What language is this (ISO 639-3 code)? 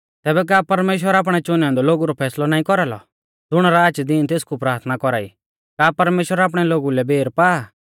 bfz